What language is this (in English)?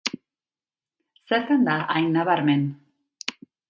Basque